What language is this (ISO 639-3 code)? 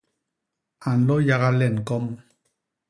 bas